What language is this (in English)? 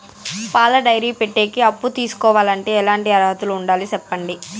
Telugu